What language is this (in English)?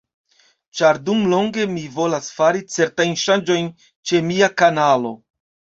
Esperanto